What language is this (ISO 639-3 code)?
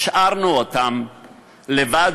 heb